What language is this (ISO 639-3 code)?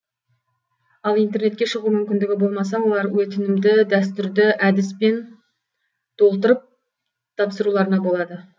kaz